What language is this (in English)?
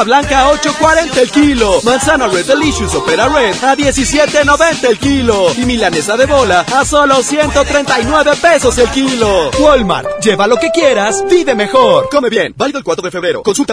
Spanish